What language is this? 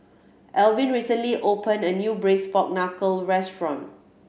English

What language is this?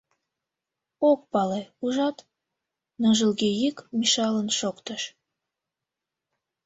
Mari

